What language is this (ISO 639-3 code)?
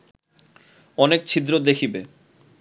ben